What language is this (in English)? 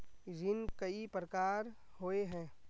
Magahi